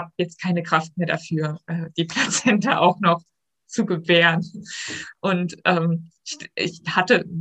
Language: German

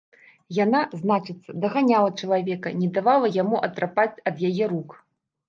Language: Belarusian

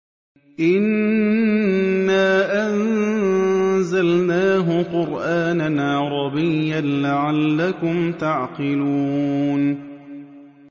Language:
Arabic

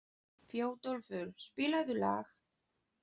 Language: Icelandic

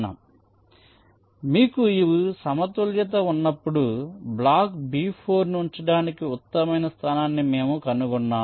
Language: Telugu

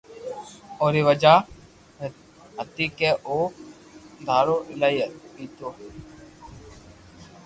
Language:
Loarki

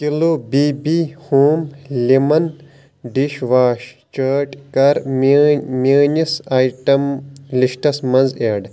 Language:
Kashmiri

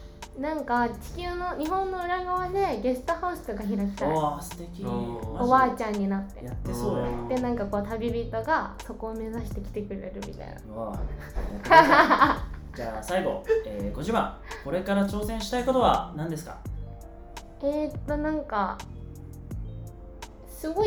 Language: Japanese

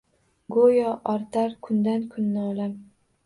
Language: Uzbek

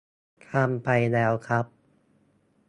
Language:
Thai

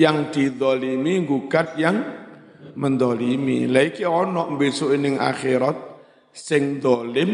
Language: Indonesian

